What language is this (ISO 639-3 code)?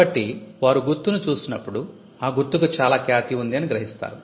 tel